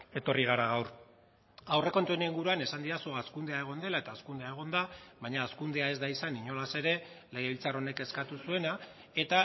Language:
Basque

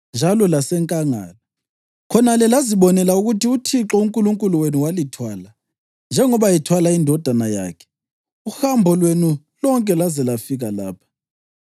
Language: North Ndebele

